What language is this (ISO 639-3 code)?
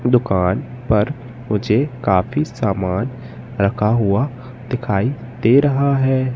hin